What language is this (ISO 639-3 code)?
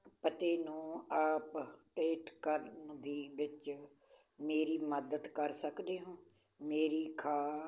pan